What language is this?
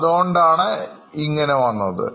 Malayalam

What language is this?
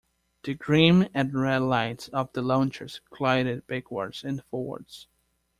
English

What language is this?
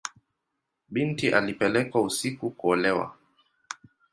Swahili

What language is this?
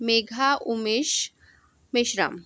Marathi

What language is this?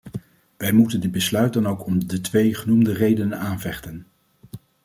Dutch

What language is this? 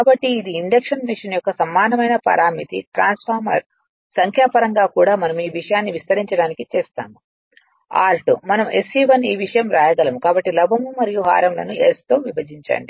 Telugu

